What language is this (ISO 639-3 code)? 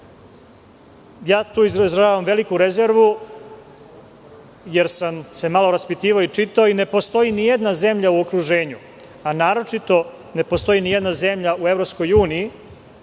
srp